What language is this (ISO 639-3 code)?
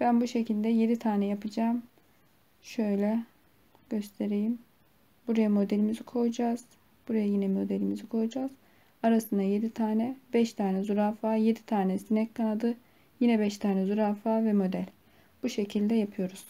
tur